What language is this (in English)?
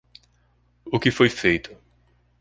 Portuguese